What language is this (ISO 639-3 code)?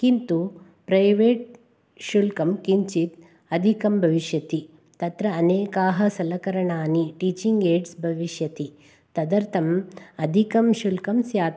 san